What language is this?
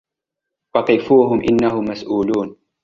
Arabic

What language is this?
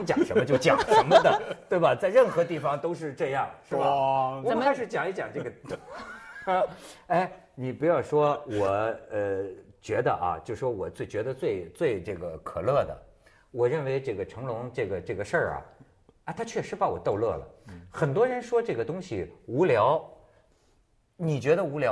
Chinese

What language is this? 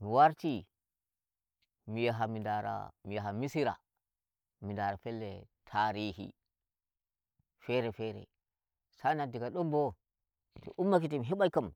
Nigerian Fulfulde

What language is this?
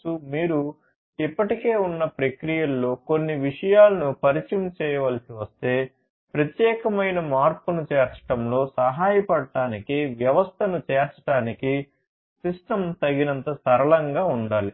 Telugu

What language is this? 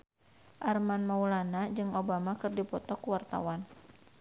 Sundanese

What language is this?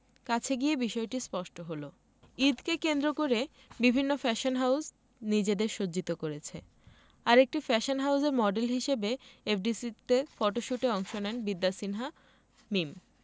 Bangla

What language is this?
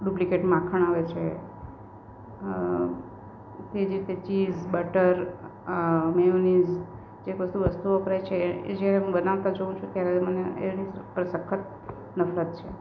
Gujarati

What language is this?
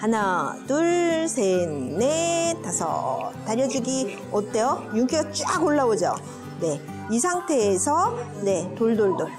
Korean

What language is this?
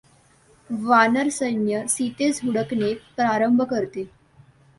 Marathi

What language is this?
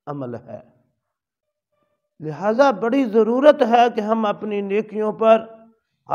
Arabic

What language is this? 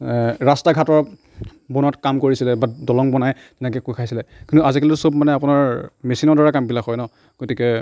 Assamese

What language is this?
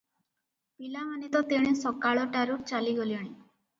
Odia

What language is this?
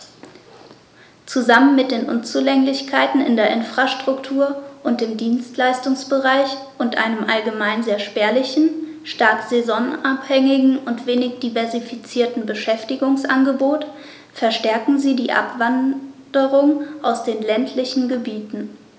German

